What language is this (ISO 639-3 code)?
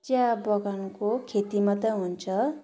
nep